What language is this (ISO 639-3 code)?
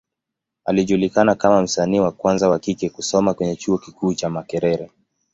swa